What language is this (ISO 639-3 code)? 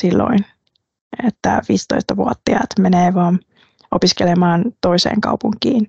fin